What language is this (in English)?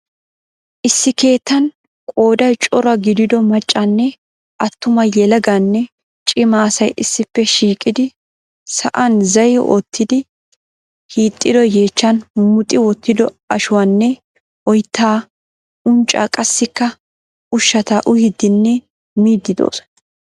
Wolaytta